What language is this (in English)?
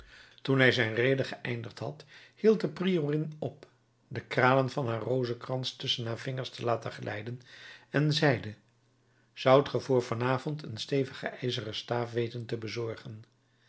Dutch